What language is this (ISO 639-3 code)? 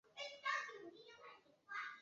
zho